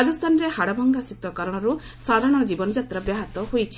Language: Odia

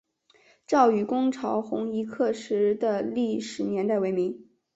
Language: Chinese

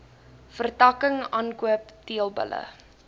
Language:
Afrikaans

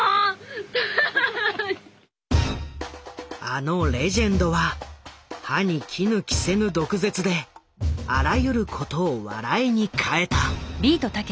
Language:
Japanese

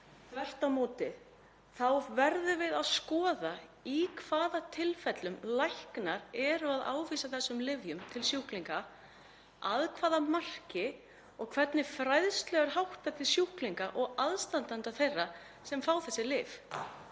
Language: Icelandic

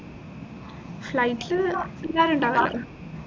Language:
Malayalam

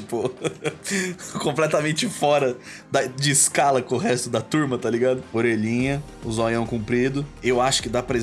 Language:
Portuguese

